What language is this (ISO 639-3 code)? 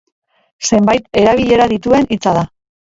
eus